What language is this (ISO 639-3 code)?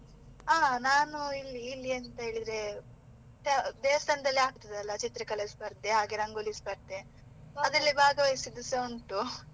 kan